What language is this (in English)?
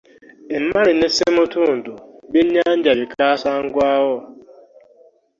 Ganda